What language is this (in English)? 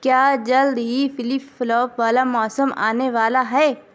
Urdu